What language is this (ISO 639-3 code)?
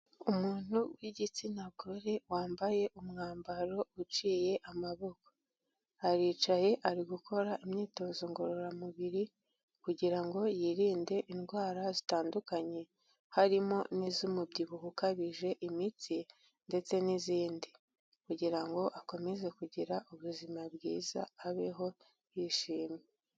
kin